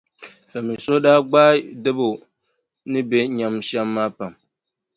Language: Dagbani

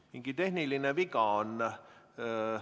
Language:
Estonian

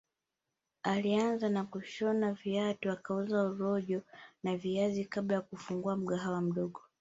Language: Swahili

